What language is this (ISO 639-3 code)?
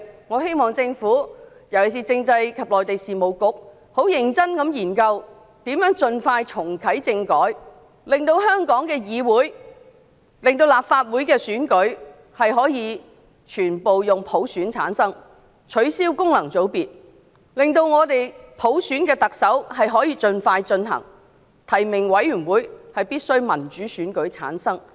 yue